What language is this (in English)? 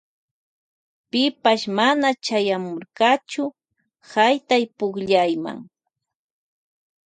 Loja Highland Quichua